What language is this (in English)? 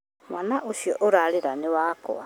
Kikuyu